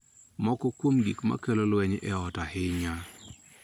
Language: Luo (Kenya and Tanzania)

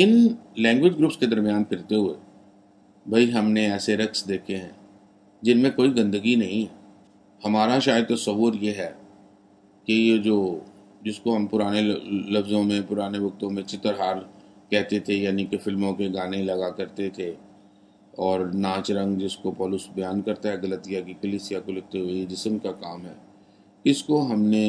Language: Urdu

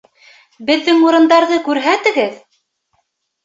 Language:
Bashkir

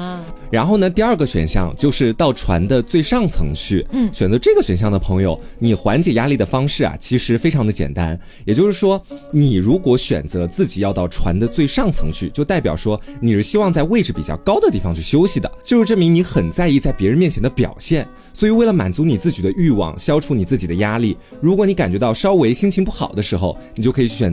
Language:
Chinese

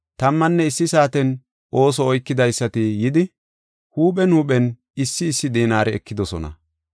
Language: Gofa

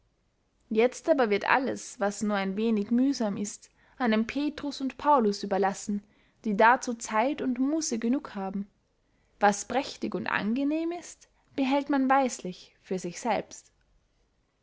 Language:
German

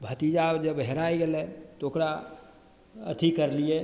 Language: Maithili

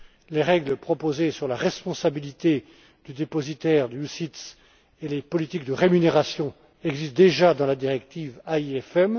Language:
French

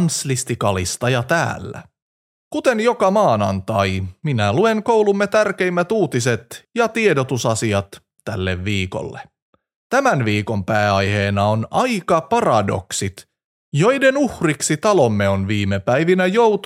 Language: Finnish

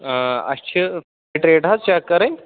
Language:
Kashmiri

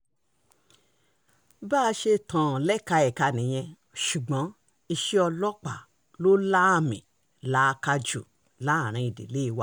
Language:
Yoruba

